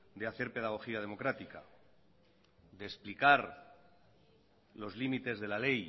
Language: Spanish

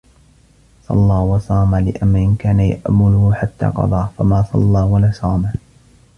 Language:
Arabic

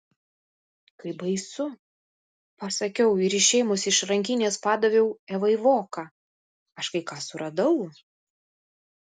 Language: Lithuanian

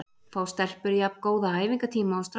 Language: Icelandic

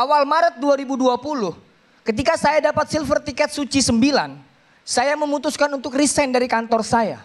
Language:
Indonesian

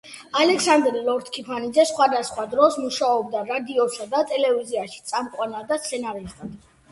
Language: Georgian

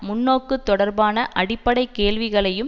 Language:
Tamil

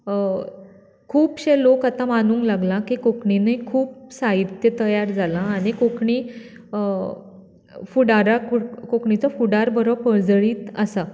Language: Konkani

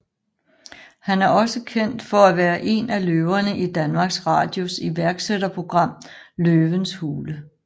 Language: Danish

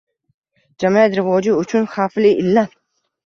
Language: Uzbek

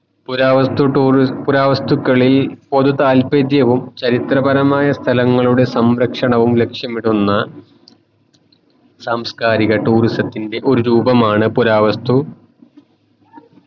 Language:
Malayalam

